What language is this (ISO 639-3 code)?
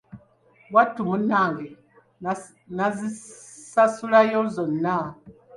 lug